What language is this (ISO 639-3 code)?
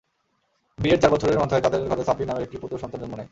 ben